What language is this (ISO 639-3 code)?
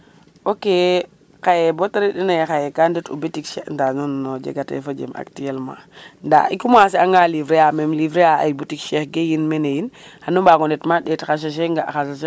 srr